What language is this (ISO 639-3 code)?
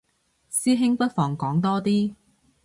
yue